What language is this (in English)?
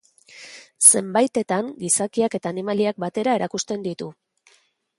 Basque